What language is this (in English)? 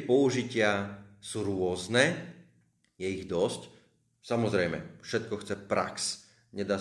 Slovak